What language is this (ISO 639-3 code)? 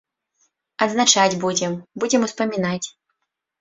bel